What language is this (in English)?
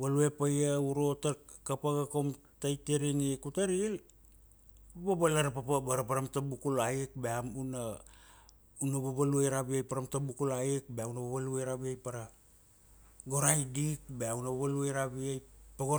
Kuanua